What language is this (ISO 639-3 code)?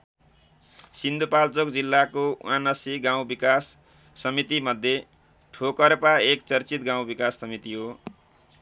nep